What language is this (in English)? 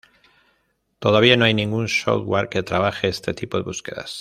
Spanish